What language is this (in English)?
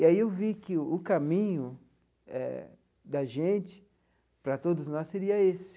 Portuguese